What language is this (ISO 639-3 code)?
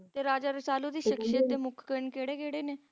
pan